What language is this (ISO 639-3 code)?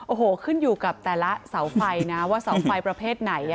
tha